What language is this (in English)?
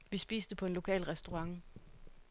Danish